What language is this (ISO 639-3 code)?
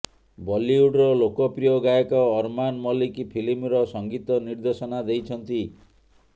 ori